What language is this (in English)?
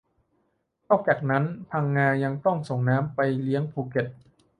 Thai